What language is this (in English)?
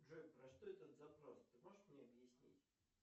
Russian